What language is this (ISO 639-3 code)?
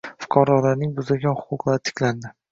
uzb